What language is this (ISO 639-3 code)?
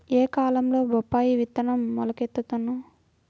tel